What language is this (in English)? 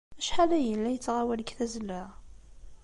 Kabyle